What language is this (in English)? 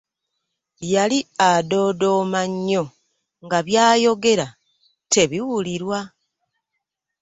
Ganda